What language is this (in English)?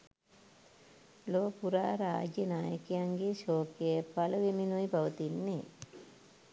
Sinhala